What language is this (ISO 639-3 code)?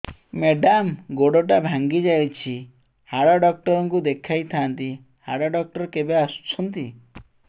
ori